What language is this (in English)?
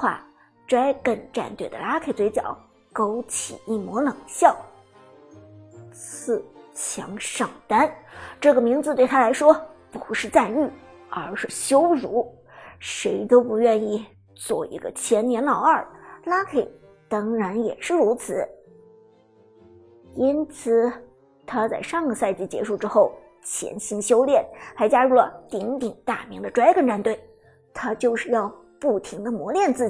Chinese